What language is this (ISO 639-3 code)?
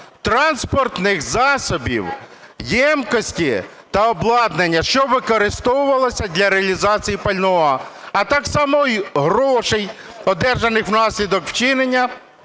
ukr